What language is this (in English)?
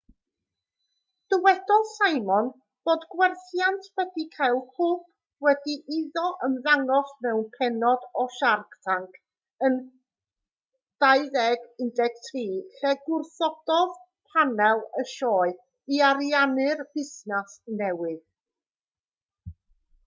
Welsh